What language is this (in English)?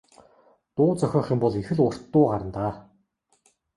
Mongolian